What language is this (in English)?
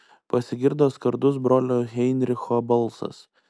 Lithuanian